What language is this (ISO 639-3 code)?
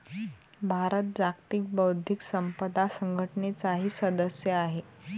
mar